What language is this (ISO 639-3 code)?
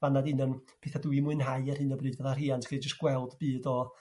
cym